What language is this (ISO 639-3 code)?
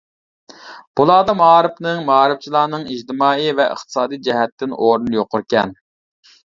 uig